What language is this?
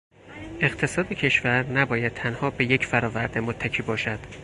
Persian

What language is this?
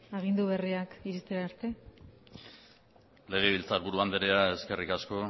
Basque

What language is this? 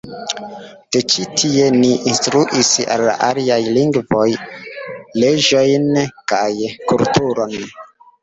Esperanto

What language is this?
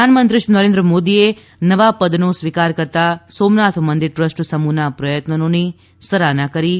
Gujarati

